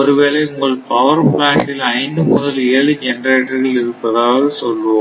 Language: Tamil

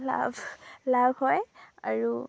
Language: Assamese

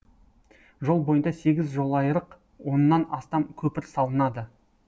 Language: Kazakh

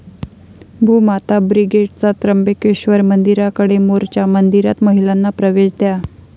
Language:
Marathi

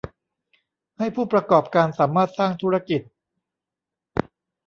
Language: Thai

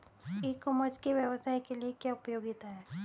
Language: Hindi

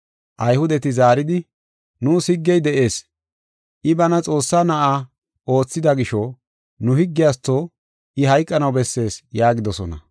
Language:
Gofa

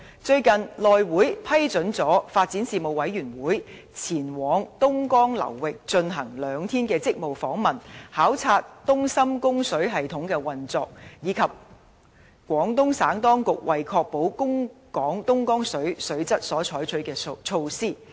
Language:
Cantonese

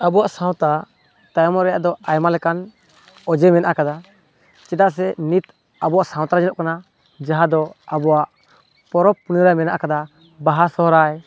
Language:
Santali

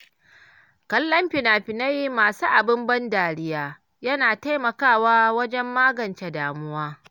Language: Hausa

